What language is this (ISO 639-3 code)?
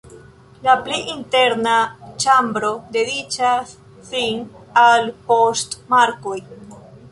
epo